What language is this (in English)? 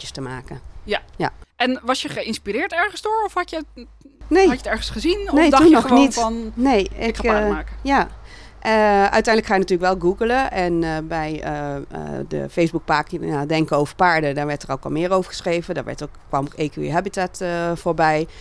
Dutch